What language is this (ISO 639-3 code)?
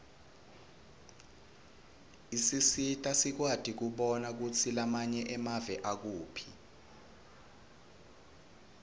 ssw